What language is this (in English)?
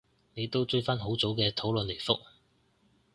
Cantonese